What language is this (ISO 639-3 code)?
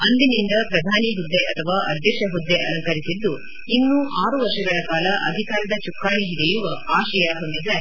kan